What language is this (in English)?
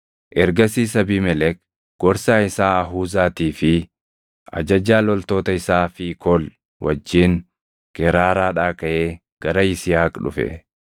Oromo